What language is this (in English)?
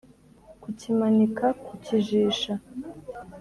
Kinyarwanda